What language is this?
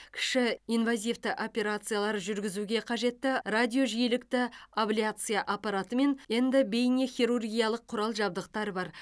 Kazakh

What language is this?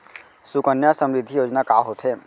Chhattisgarhi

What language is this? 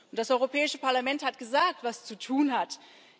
German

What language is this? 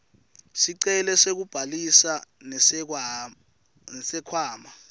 Swati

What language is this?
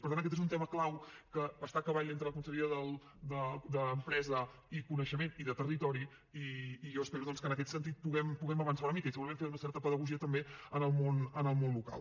Catalan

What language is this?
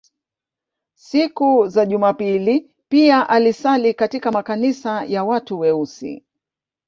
Swahili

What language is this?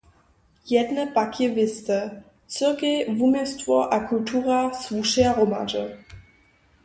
Upper Sorbian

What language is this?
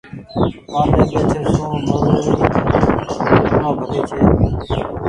Goaria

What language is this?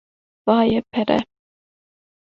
Kurdish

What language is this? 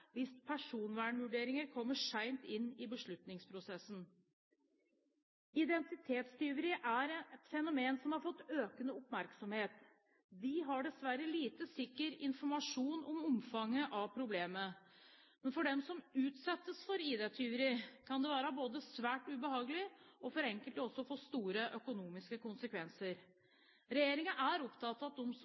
Norwegian Bokmål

